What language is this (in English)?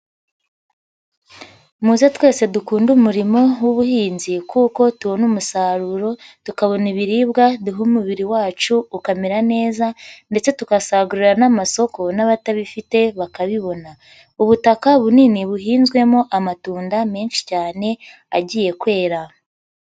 Kinyarwanda